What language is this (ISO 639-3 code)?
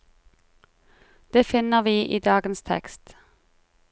nor